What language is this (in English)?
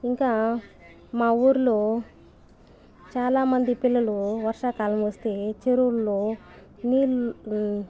Telugu